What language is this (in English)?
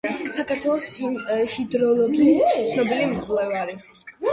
Georgian